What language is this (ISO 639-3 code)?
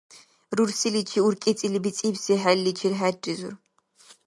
dar